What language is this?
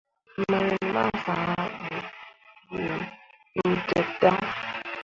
Mundang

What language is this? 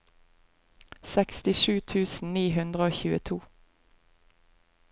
Norwegian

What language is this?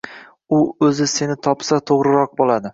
Uzbek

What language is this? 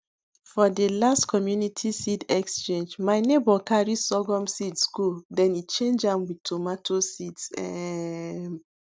Nigerian Pidgin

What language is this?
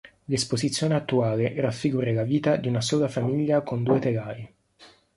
Italian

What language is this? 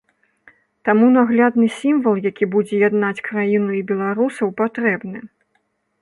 Belarusian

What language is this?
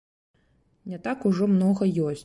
Belarusian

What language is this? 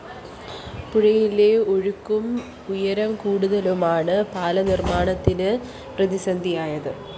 Malayalam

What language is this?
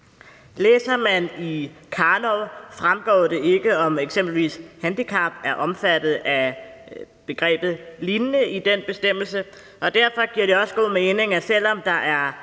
Danish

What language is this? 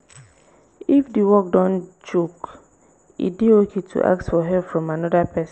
Nigerian Pidgin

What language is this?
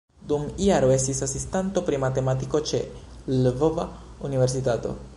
Esperanto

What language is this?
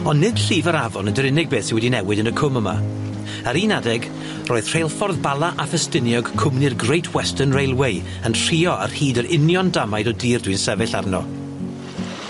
Welsh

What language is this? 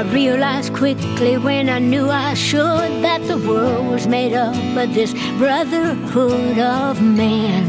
Hebrew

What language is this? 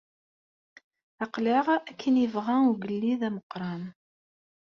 Kabyle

